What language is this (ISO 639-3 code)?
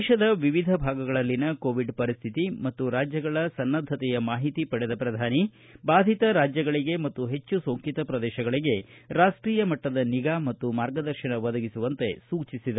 kan